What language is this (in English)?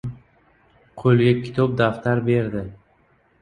Uzbek